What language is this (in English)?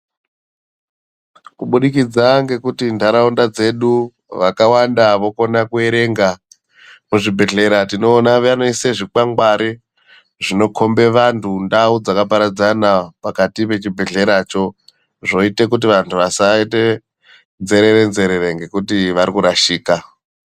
Ndau